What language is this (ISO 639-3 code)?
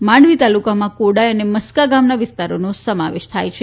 guj